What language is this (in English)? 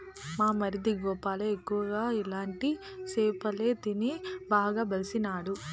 Telugu